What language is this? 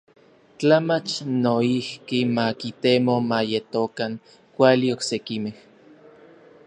Orizaba Nahuatl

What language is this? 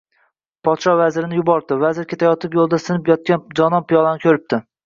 Uzbek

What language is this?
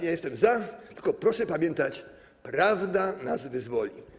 Polish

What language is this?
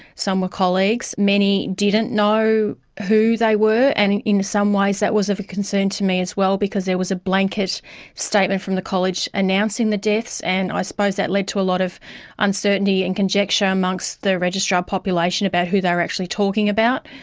English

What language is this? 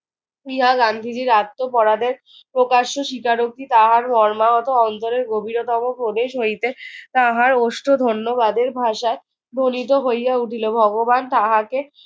Bangla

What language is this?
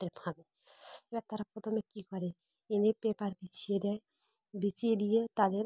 Bangla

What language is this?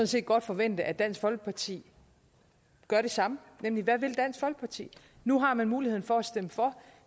Danish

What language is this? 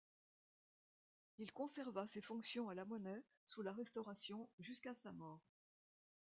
French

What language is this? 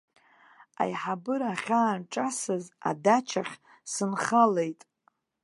Abkhazian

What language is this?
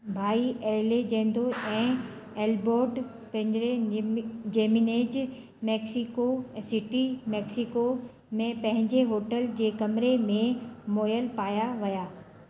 Sindhi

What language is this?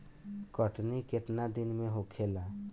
Bhojpuri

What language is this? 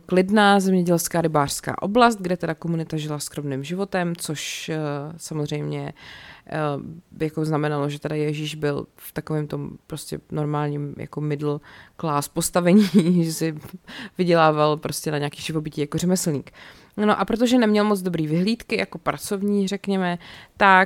Czech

